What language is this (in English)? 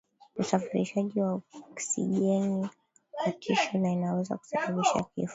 Swahili